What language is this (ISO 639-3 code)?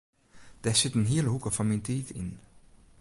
fry